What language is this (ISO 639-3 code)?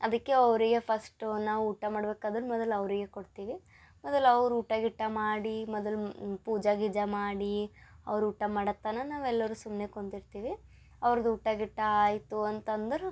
kan